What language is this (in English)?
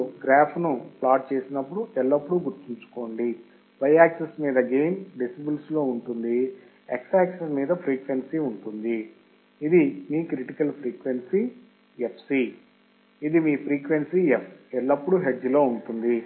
Telugu